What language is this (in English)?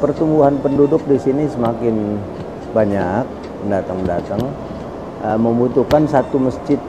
Indonesian